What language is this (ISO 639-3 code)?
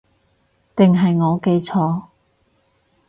yue